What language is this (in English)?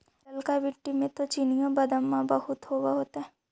Magahi